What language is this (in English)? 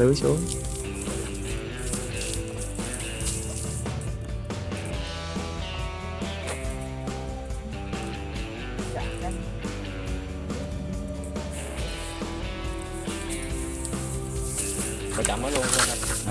Vietnamese